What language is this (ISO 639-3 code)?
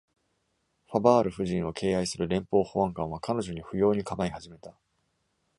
jpn